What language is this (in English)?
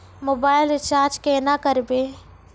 Maithili